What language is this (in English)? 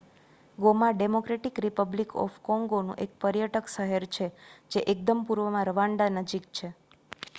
Gujarati